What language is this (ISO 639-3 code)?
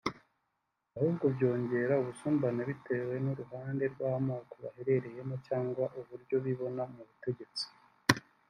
kin